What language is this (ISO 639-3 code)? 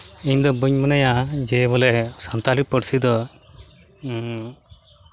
sat